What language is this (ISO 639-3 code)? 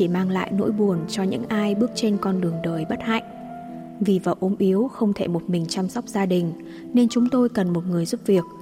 vie